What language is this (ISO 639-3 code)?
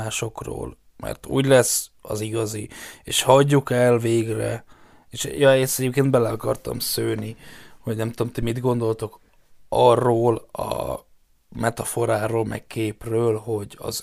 hun